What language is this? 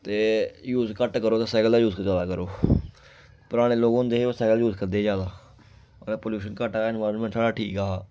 Dogri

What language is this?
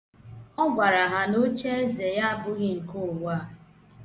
Igbo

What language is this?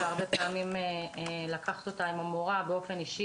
Hebrew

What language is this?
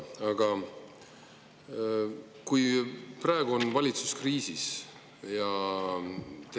Estonian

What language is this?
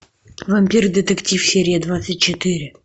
Russian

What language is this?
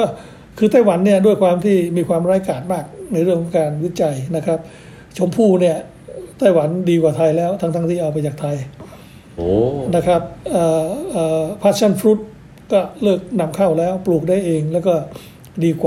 Thai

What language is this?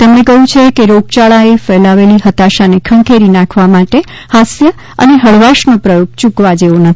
Gujarati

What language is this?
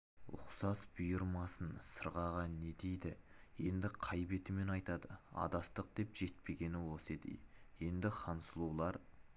Kazakh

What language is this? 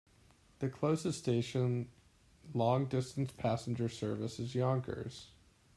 English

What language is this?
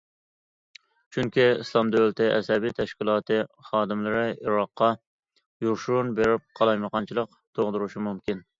Uyghur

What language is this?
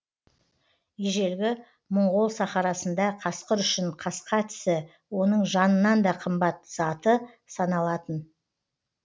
Kazakh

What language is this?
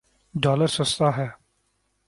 Urdu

